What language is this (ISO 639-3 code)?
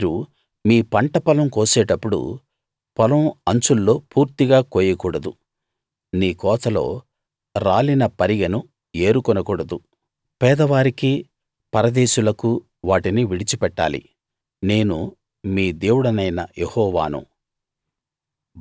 tel